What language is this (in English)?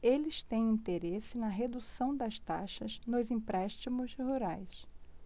Portuguese